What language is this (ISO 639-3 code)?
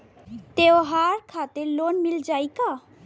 bho